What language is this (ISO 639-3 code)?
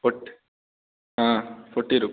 hin